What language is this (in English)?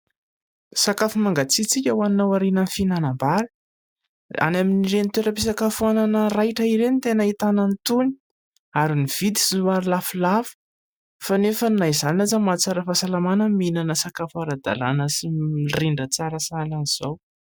Malagasy